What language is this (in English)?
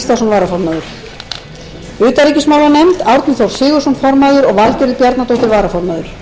Icelandic